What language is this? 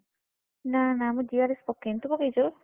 Odia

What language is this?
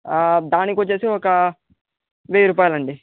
Telugu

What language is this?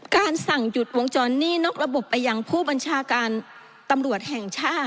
Thai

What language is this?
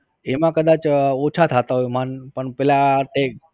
Gujarati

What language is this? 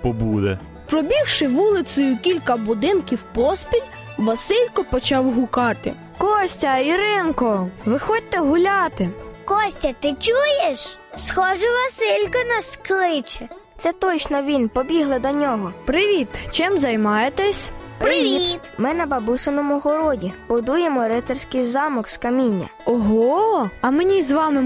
Ukrainian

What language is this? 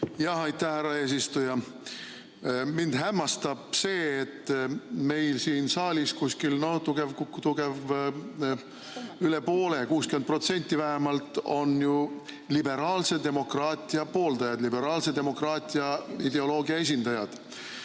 Estonian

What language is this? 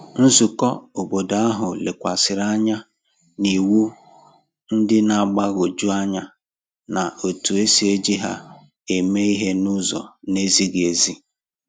Igbo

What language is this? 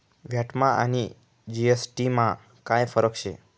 Marathi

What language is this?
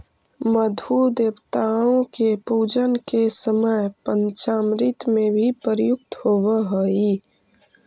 Magahi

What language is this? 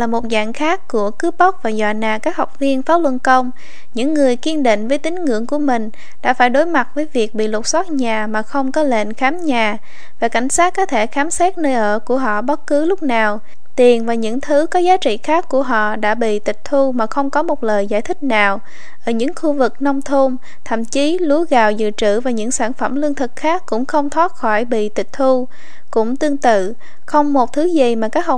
Vietnamese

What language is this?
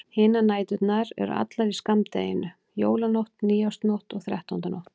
Icelandic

